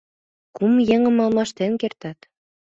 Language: Mari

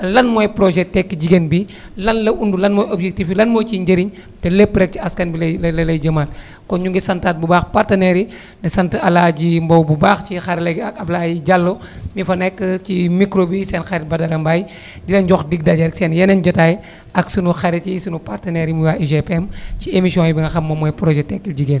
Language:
Wolof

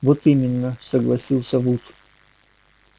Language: Russian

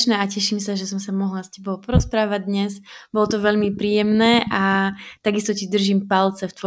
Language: Slovak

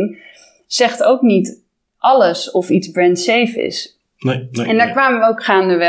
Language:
Dutch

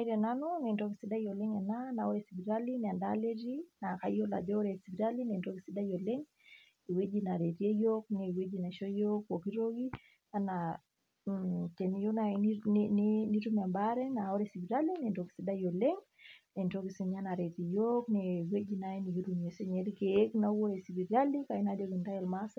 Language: Masai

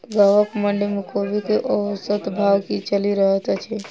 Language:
Maithili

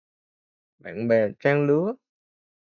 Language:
Vietnamese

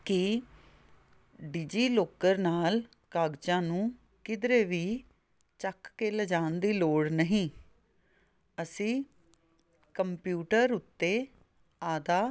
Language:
Punjabi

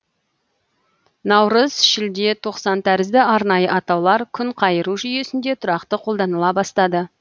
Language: Kazakh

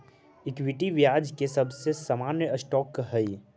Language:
Magahi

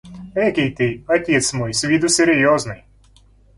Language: Russian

